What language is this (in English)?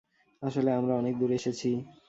Bangla